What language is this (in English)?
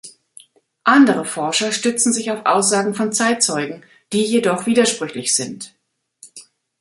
German